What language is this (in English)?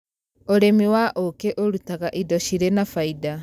Kikuyu